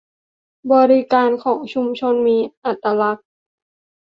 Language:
Thai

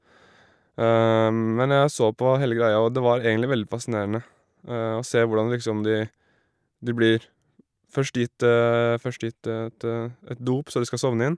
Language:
Norwegian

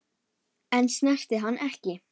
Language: Icelandic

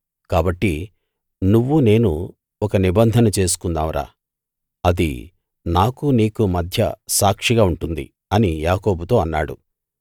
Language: Telugu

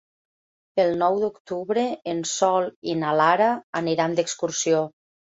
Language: Catalan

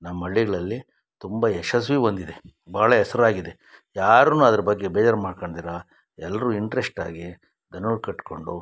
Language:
Kannada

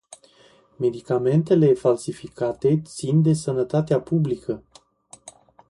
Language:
Romanian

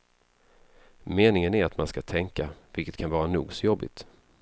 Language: Swedish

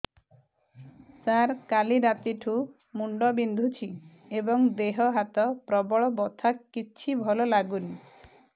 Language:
Odia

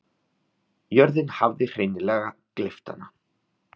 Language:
Icelandic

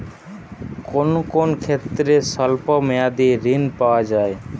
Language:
Bangla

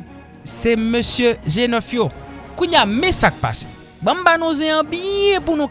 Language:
French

